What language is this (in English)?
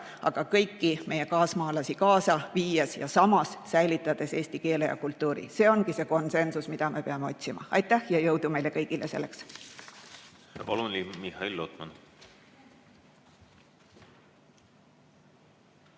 Estonian